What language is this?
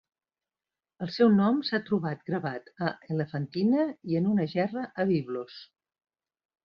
Catalan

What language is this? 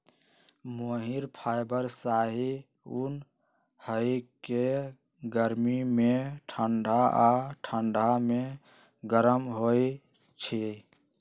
Magahi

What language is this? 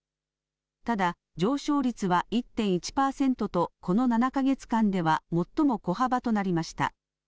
Japanese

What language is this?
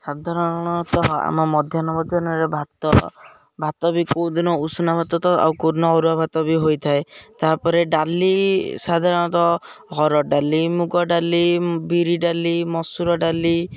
Odia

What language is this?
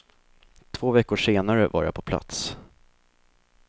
Swedish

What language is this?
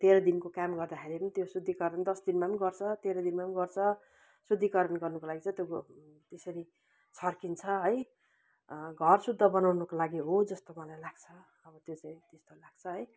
Nepali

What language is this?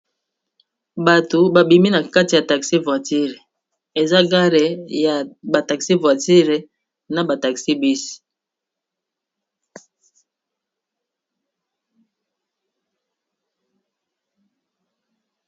Lingala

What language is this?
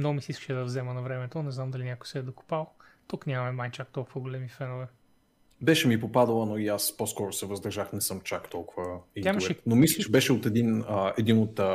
Bulgarian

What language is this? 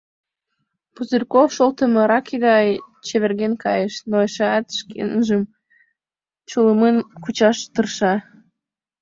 Mari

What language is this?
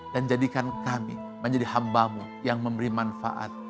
Indonesian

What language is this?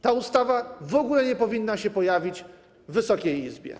Polish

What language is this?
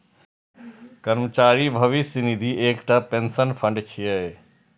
Maithili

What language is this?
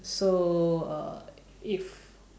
English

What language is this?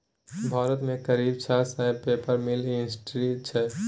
Maithili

